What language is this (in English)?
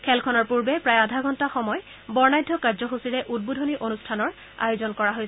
Assamese